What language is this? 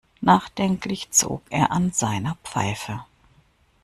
German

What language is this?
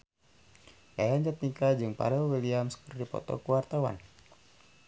Sundanese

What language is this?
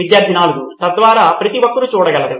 Telugu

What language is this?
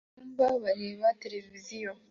Kinyarwanda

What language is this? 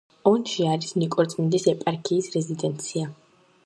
Georgian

